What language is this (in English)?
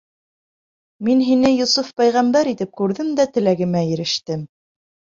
Bashkir